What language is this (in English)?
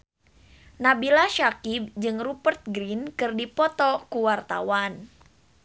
Sundanese